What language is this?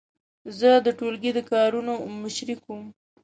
Pashto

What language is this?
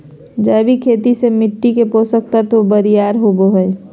Magahi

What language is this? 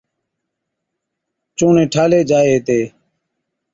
Od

